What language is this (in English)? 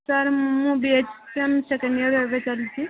Odia